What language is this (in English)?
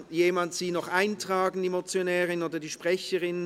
Swiss German